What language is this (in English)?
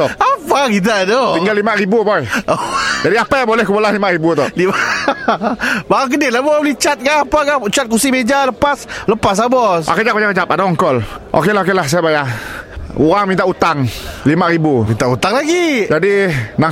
Malay